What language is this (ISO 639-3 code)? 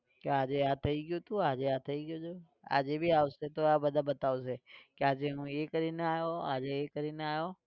guj